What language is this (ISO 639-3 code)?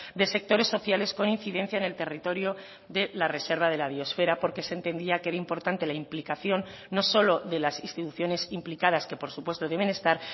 spa